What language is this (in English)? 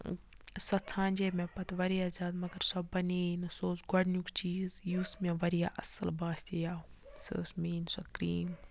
Kashmiri